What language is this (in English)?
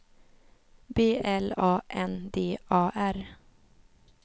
Swedish